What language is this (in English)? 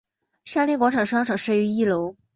Chinese